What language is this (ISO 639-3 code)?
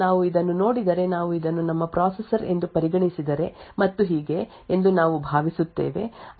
kan